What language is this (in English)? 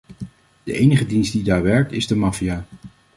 Dutch